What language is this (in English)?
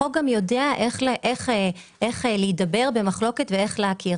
Hebrew